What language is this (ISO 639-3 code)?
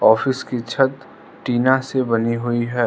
hin